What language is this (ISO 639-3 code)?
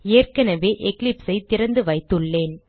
tam